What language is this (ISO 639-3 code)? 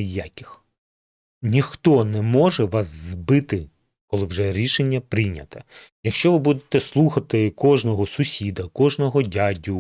ukr